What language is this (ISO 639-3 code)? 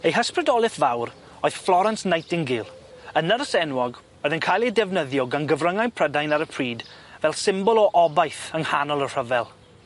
cym